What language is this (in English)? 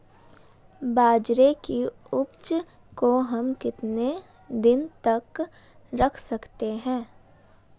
Hindi